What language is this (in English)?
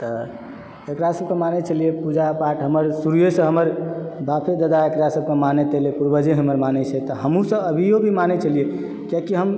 Maithili